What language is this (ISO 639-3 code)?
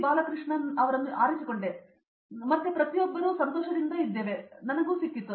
kan